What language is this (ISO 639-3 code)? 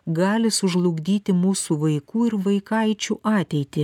lit